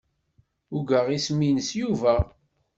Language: Kabyle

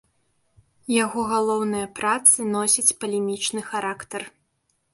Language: Belarusian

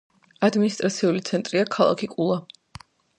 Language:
Georgian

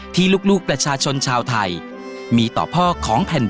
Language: Thai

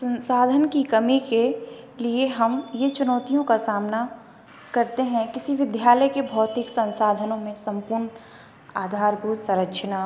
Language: Hindi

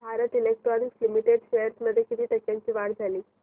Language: Marathi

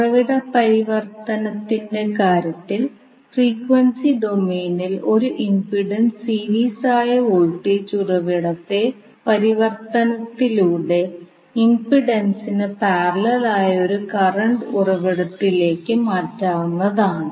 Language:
Malayalam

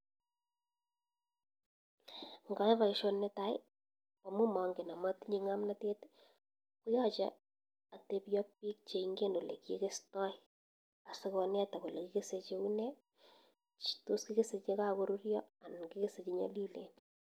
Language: Kalenjin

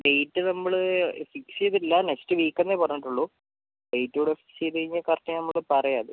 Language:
Malayalam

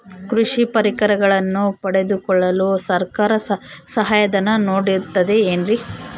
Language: Kannada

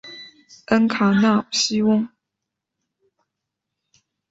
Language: Chinese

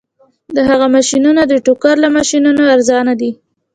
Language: Pashto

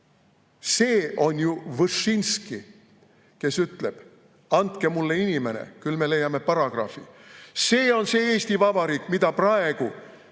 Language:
Estonian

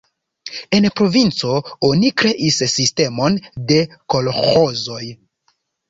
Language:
Esperanto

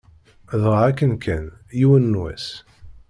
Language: Kabyle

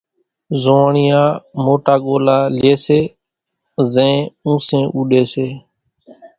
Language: Kachi Koli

